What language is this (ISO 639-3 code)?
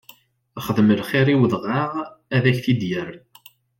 kab